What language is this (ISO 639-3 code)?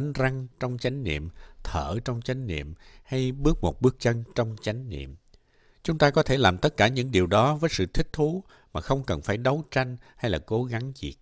vie